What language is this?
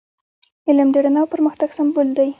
Pashto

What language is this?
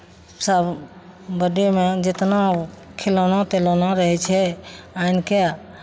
Maithili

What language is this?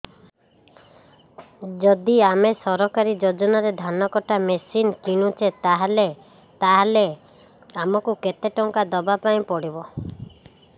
Odia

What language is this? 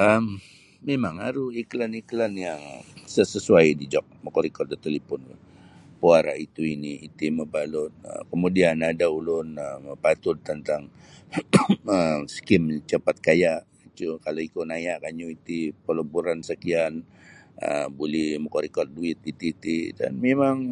Sabah Bisaya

